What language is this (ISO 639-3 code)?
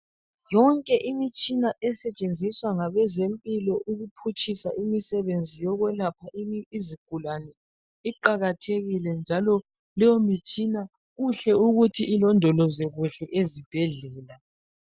nde